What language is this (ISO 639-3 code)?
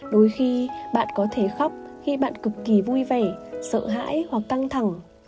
vie